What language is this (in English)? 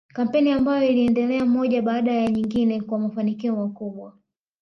Swahili